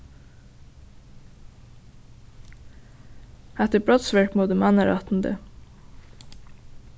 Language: Faroese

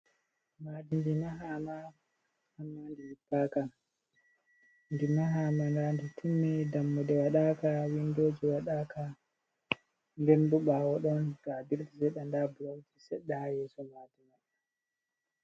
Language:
Fula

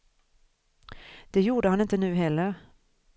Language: Swedish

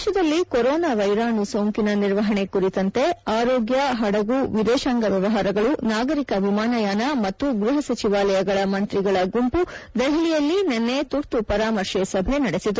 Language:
Kannada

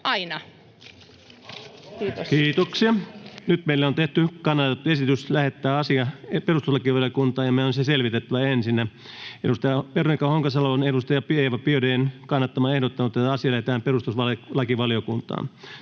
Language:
Finnish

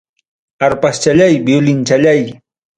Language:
Ayacucho Quechua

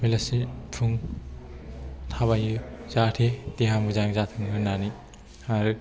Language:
Bodo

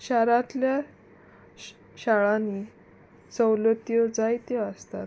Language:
Konkani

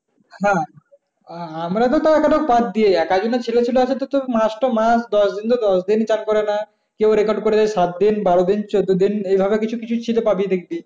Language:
Bangla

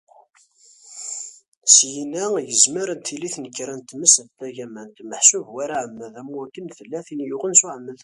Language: Kabyle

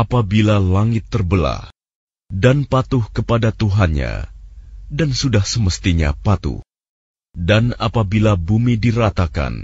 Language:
Indonesian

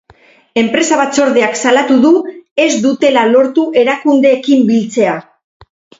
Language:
Basque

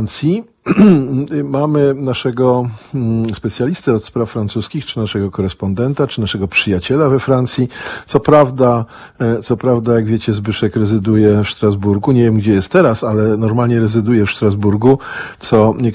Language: Polish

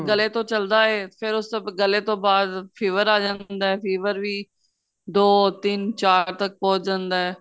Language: Punjabi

